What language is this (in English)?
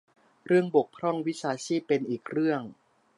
Thai